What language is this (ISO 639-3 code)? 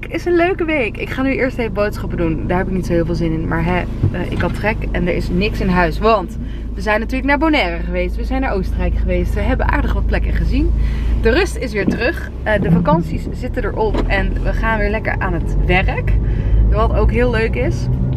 nld